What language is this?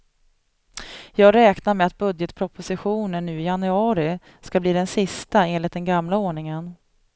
Swedish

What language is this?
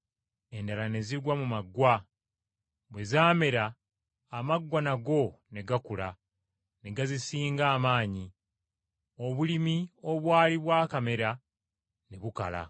Ganda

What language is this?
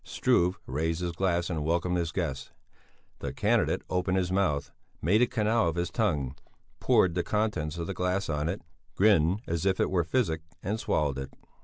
English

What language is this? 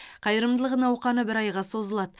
Kazakh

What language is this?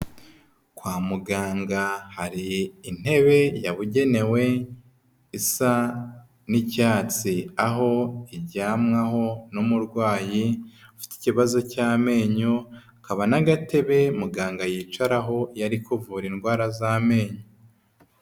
Kinyarwanda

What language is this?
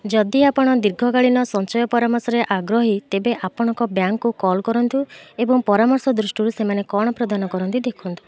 Odia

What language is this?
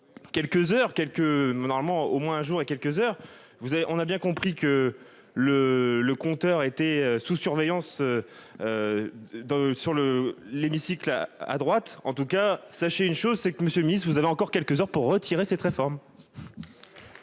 French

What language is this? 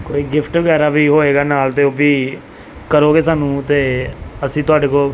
Punjabi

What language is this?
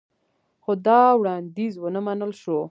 Pashto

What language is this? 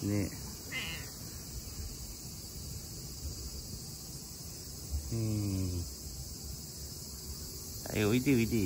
Japanese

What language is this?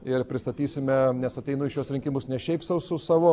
Lithuanian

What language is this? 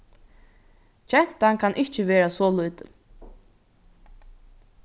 Faroese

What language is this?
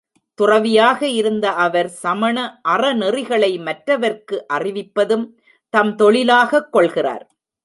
Tamil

